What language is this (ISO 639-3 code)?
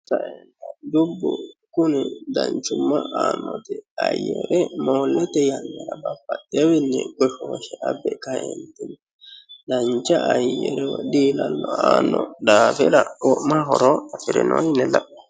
sid